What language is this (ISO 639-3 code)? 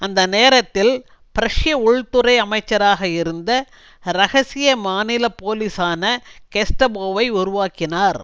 tam